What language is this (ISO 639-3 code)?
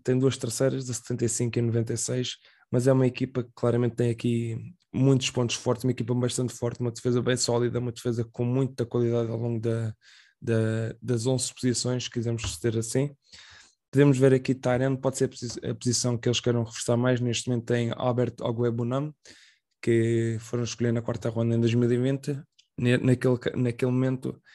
por